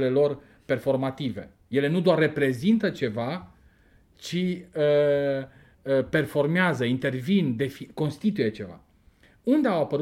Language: Romanian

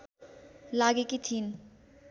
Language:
Nepali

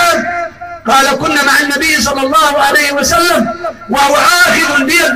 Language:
Arabic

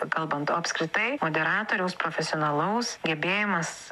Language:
Lithuanian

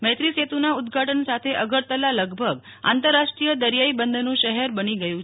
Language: Gujarati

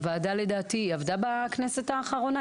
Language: Hebrew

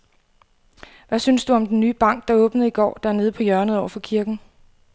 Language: Danish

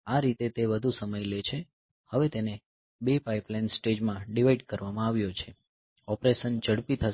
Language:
Gujarati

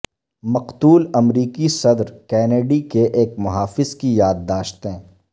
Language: Urdu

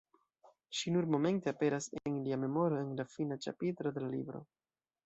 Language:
Esperanto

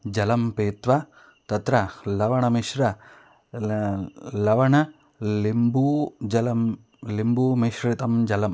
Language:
Sanskrit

